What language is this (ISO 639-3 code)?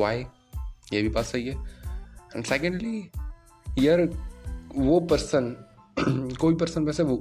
hin